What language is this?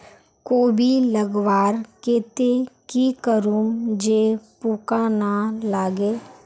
Magahi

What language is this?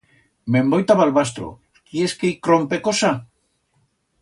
Aragonese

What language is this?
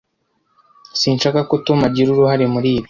Kinyarwanda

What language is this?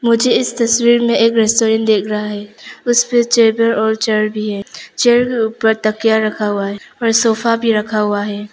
Hindi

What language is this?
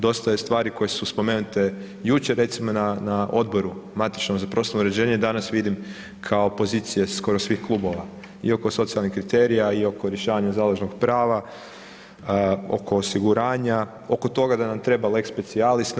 Croatian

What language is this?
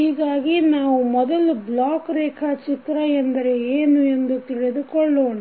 Kannada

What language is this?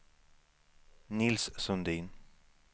Swedish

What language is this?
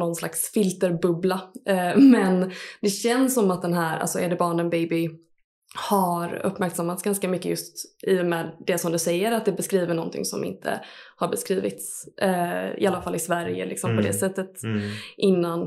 Swedish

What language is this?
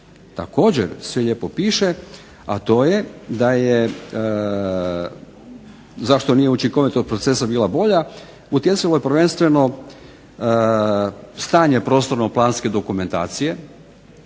Croatian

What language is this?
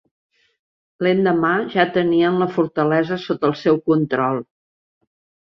Catalan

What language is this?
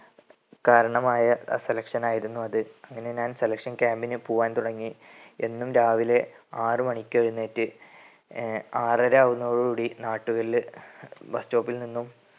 Malayalam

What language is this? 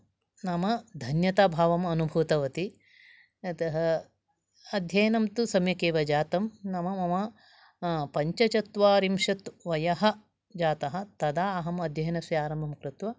Sanskrit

